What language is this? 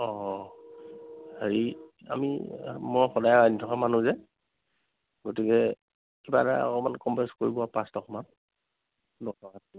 Assamese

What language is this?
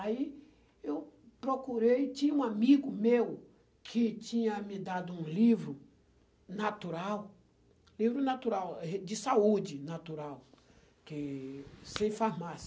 Portuguese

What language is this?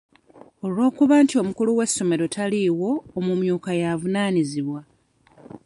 Ganda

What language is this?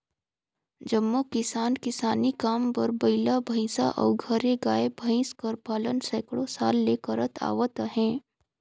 Chhattisgarhi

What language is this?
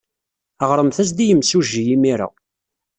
Kabyle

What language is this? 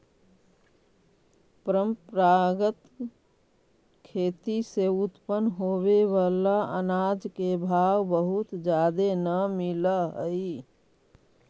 Magahi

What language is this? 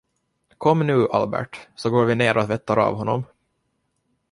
Swedish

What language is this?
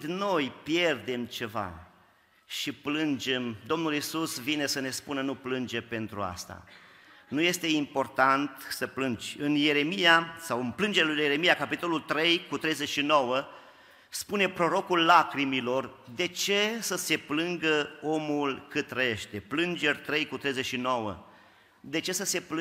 Romanian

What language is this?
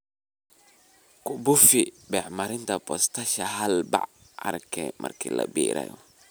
Somali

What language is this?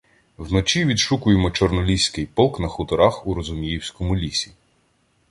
Ukrainian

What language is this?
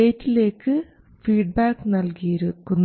Malayalam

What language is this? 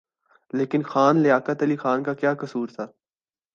Urdu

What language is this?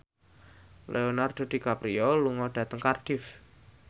Javanese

